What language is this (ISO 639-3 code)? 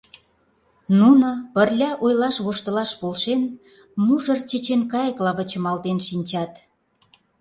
chm